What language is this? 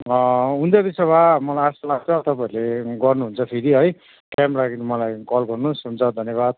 Nepali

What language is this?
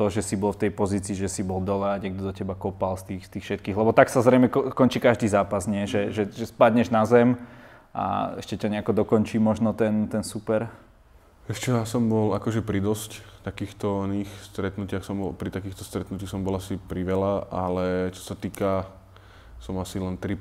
Slovak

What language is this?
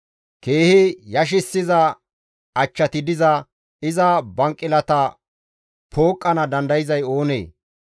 Gamo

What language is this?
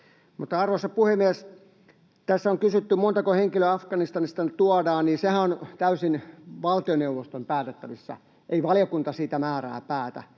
Finnish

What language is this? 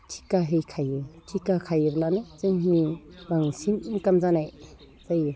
Bodo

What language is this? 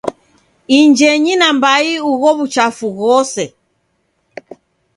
Taita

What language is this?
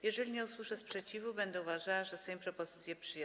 Polish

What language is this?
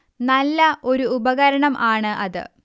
Malayalam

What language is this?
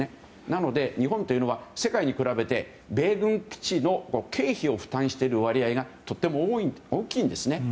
Japanese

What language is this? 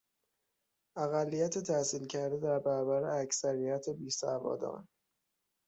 Persian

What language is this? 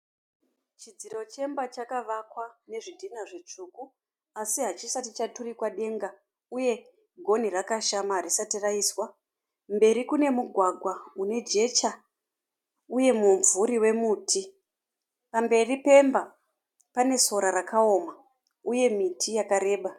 Shona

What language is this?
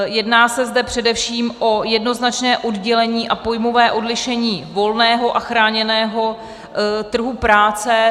Czech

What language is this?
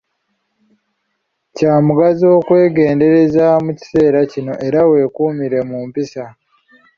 Ganda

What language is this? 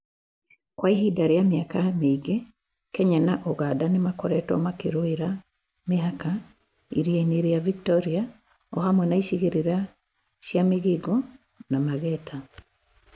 Kikuyu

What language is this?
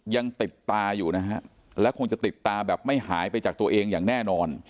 Thai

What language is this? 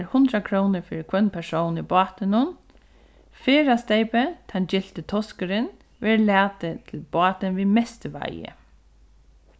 Faroese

